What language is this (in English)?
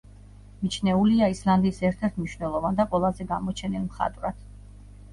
Georgian